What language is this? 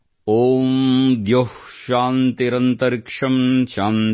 Kannada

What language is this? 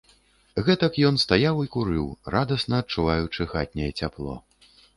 Belarusian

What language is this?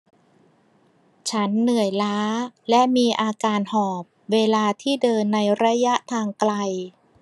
Thai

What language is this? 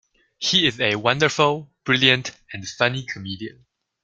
English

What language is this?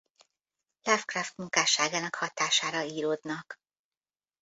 Hungarian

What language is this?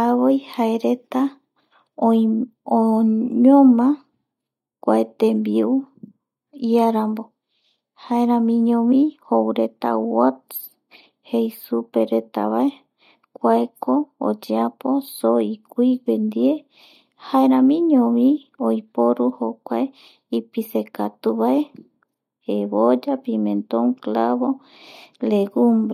Eastern Bolivian Guaraní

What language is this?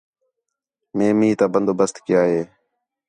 Khetrani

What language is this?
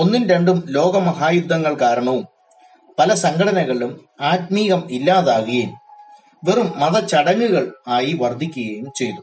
Malayalam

